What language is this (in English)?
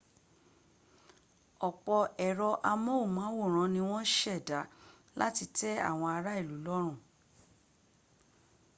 Yoruba